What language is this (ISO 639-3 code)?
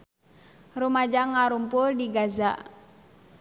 sun